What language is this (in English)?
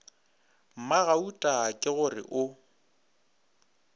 Northern Sotho